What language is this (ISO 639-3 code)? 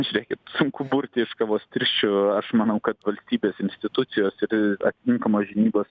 lit